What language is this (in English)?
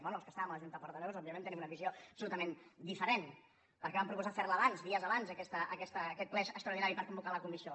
Catalan